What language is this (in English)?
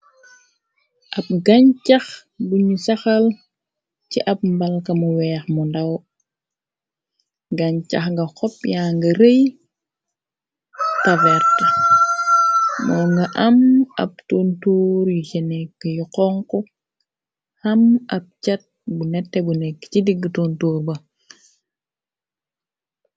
Wolof